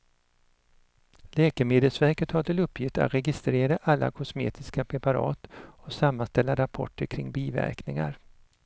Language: Swedish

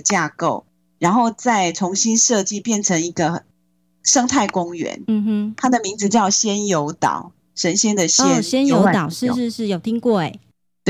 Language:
Chinese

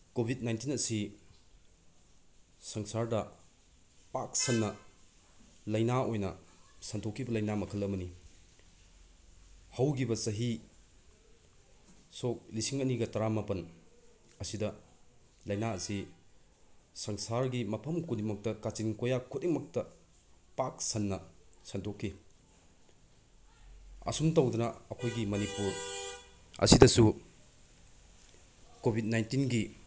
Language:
Manipuri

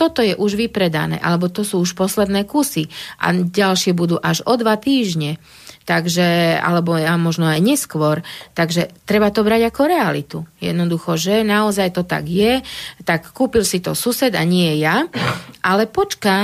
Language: Slovak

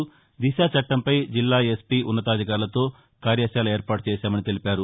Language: Telugu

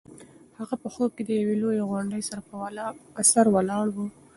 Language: Pashto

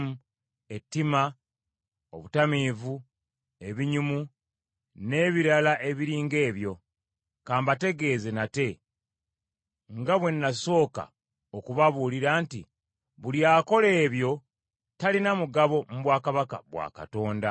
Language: Ganda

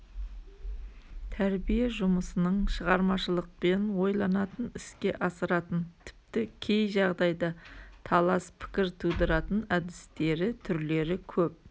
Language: Kazakh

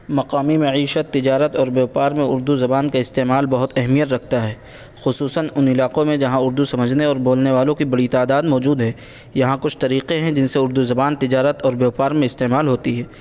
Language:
Urdu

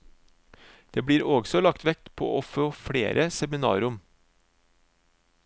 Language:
Norwegian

